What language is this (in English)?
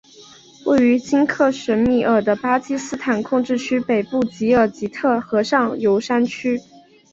Chinese